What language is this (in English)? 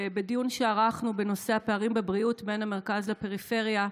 Hebrew